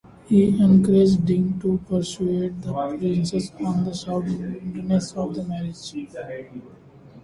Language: English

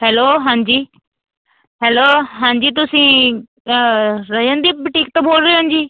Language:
Punjabi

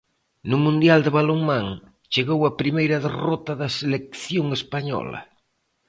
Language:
Galician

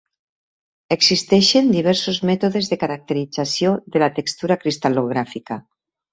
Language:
Catalan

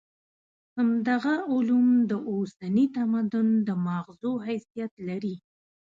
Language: Pashto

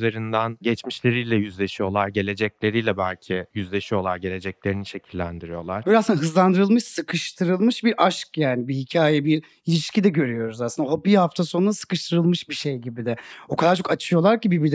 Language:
Turkish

